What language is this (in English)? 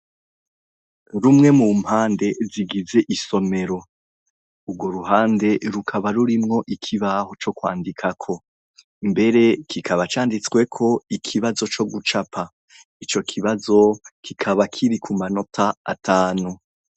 Rundi